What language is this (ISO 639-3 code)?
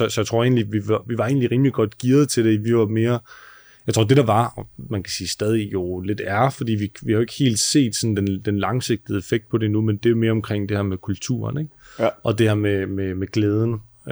dan